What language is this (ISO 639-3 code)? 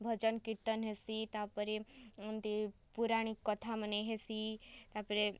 ori